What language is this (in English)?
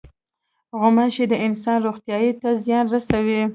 Pashto